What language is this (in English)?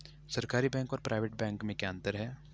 Hindi